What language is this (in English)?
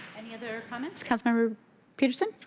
English